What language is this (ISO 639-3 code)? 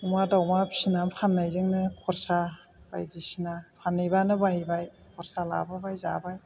brx